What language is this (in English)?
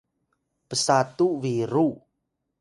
Atayal